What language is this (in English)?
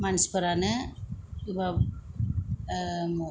Bodo